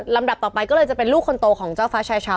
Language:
Thai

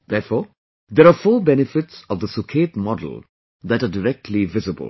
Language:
English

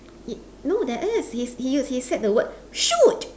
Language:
English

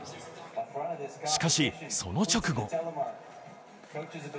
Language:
Japanese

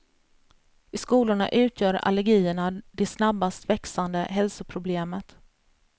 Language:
Swedish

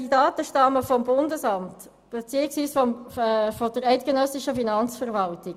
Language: Swiss German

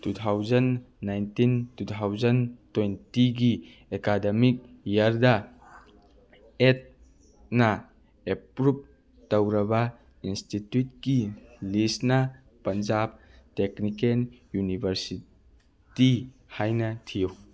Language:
Manipuri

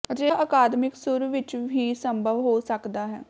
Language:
Punjabi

